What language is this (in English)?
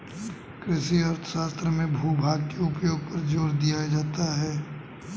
Hindi